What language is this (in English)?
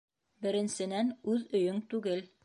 Bashkir